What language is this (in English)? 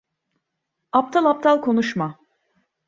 Turkish